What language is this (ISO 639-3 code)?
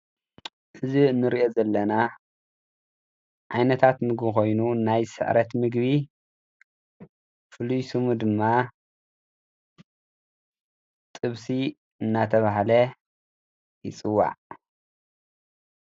tir